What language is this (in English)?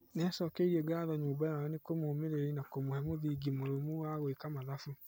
Kikuyu